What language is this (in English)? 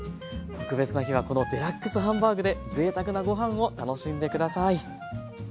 Japanese